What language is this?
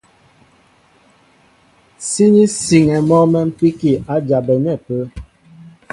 Mbo (Cameroon)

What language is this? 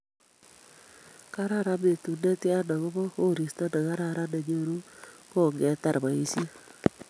Kalenjin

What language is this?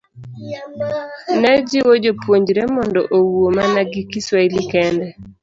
Luo (Kenya and Tanzania)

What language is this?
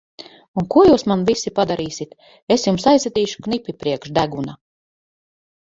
Latvian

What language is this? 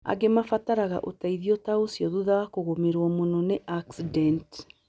Kikuyu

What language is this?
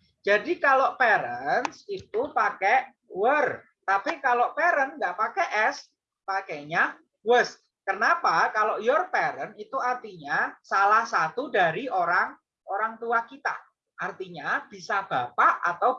Indonesian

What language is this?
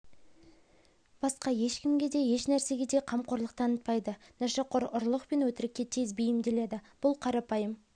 Kazakh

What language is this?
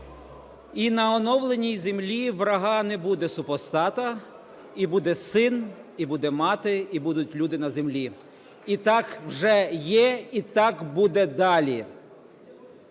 Ukrainian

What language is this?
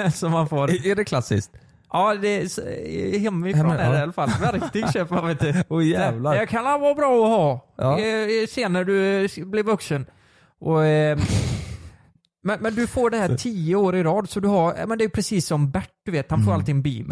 Swedish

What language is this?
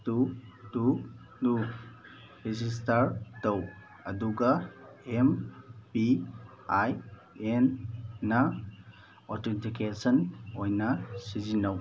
Manipuri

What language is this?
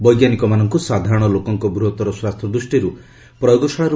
Odia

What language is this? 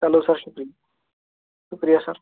Kashmiri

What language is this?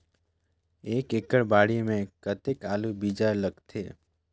Chhattisgarhi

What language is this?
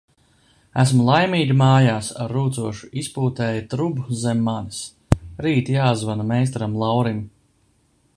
Latvian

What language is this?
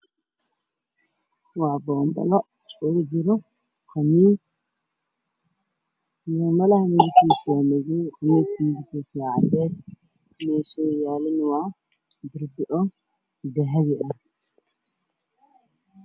Somali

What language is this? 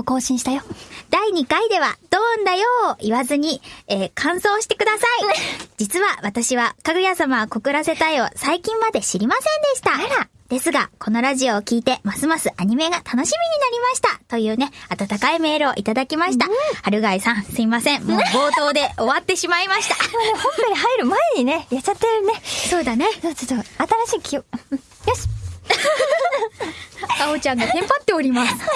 Japanese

